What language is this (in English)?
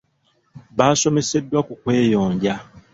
Ganda